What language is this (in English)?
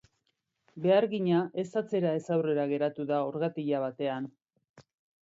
Basque